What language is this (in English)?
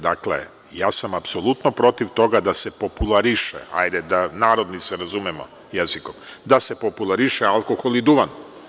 Serbian